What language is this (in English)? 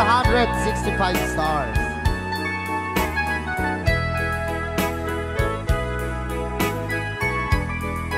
Filipino